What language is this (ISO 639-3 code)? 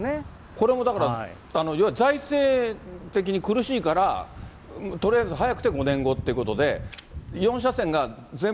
jpn